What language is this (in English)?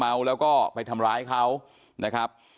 Thai